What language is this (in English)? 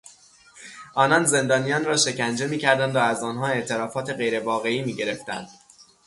Persian